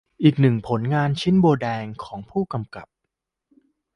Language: Thai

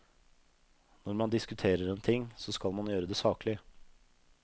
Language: Norwegian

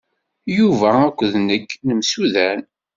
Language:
Kabyle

